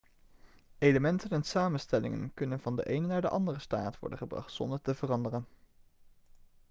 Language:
Dutch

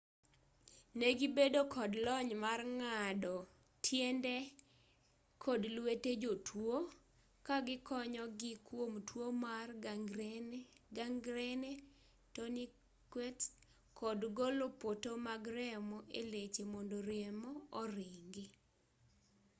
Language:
Luo (Kenya and Tanzania)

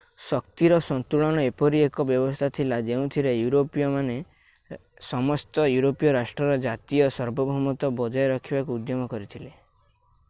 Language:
Odia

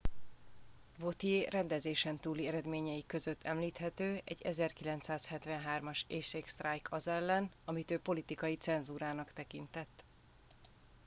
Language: Hungarian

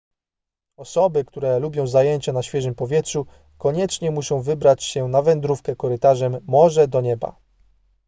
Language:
Polish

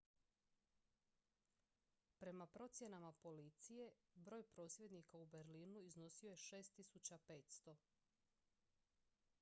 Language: Croatian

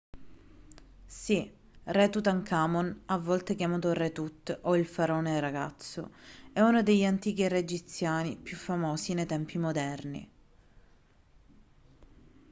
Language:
Italian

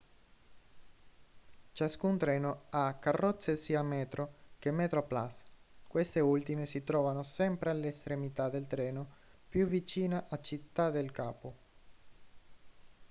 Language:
Italian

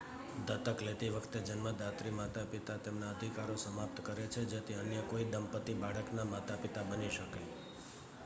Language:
Gujarati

